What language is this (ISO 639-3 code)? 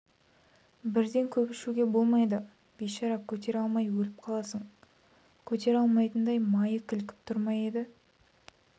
kaz